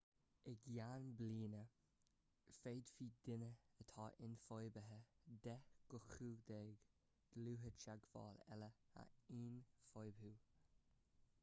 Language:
Irish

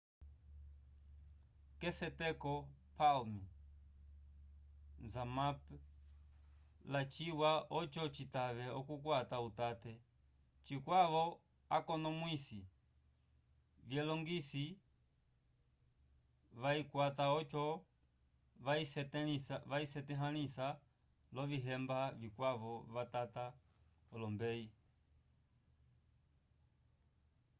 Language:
Umbundu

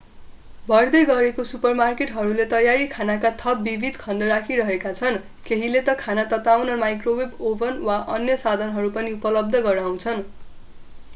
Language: Nepali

